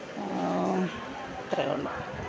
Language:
Malayalam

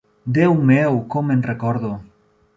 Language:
Catalan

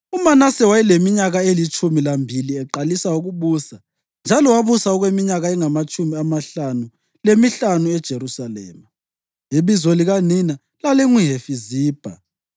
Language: North Ndebele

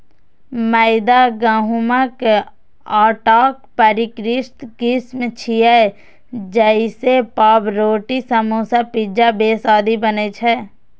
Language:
Maithili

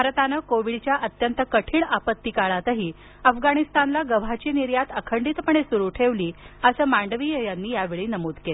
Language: Marathi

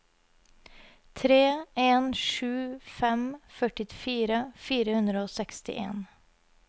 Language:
Norwegian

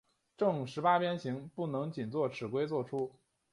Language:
Chinese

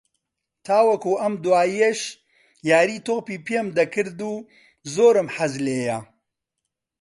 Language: Central Kurdish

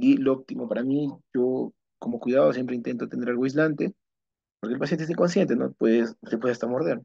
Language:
Spanish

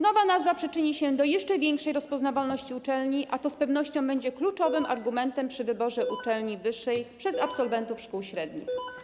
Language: Polish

